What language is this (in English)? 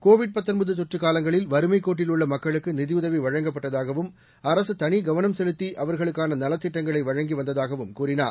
Tamil